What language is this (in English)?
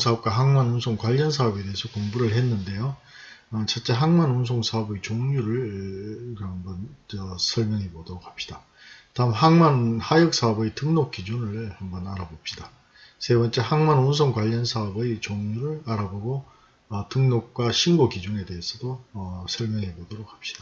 Korean